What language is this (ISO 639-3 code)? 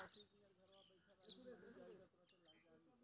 mai